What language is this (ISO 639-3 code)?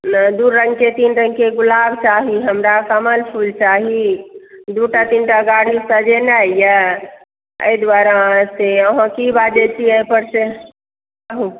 mai